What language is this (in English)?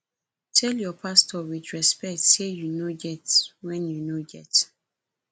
Nigerian Pidgin